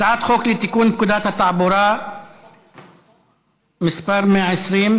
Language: Hebrew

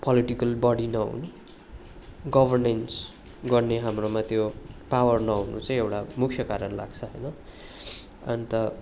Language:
Nepali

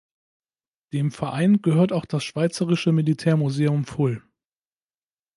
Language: German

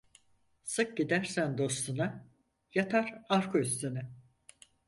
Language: Turkish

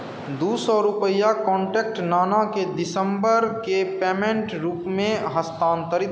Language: Maithili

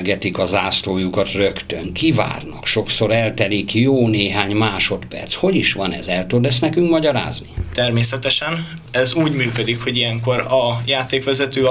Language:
Hungarian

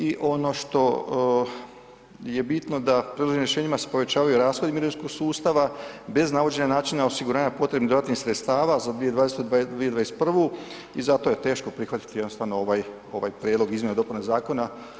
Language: Croatian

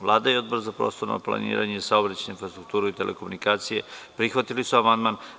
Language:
Serbian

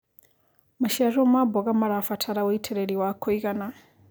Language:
Kikuyu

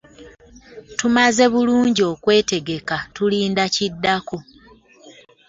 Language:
Ganda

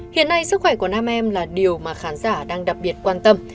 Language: Vietnamese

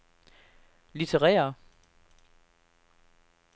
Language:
Danish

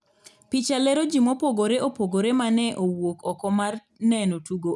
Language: Luo (Kenya and Tanzania)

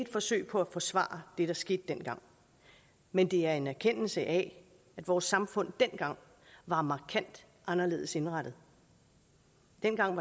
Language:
Danish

